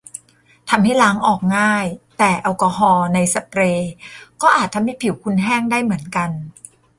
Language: Thai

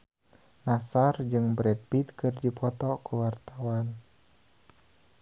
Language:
Sundanese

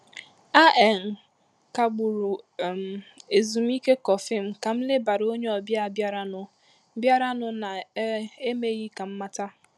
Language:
Igbo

